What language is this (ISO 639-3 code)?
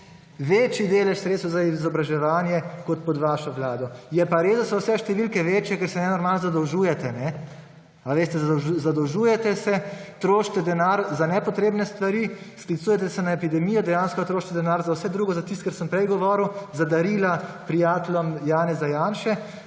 slv